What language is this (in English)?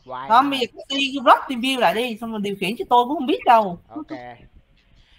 Vietnamese